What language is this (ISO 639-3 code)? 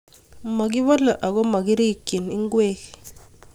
kln